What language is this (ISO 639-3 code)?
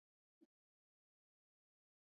pus